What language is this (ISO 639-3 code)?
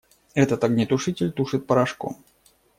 rus